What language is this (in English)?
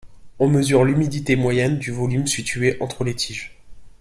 French